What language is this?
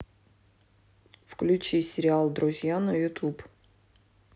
Russian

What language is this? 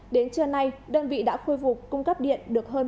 Vietnamese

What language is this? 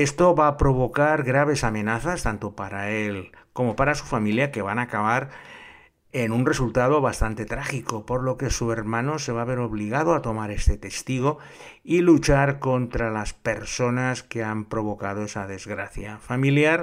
Spanish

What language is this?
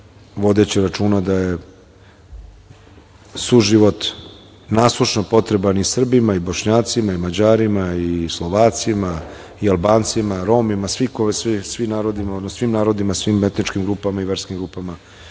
Serbian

